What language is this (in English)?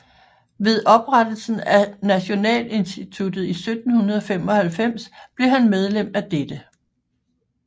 Danish